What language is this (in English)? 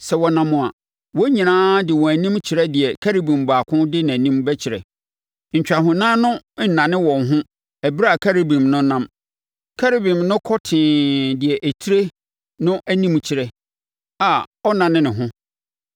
Akan